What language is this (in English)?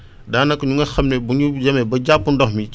Wolof